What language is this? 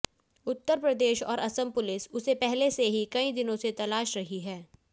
Hindi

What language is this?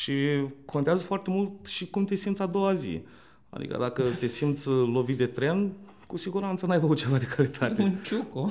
Romanian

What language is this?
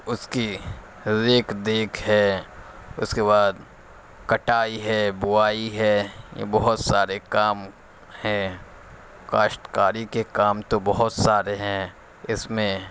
Urdu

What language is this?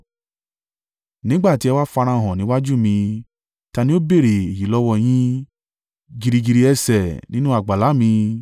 Yoruba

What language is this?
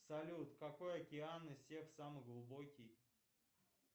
Russian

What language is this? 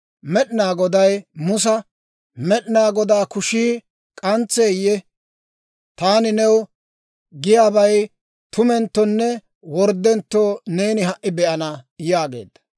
Dawro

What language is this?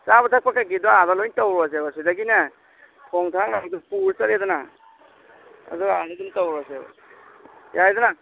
Manipuri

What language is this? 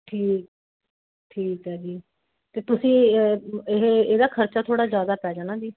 Punjabi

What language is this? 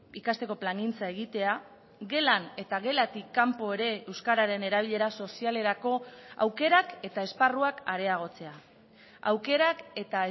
Basque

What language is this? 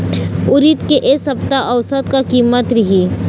Chhattisgarhi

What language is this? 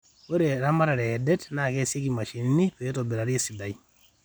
Masai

